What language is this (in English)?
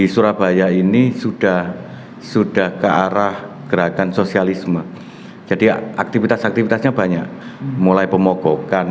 Indonesian